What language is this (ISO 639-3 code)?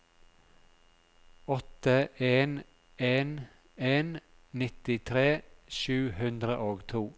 nor